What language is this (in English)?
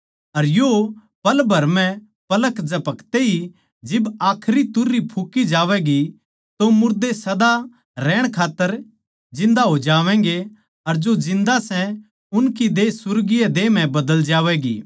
Haryanvi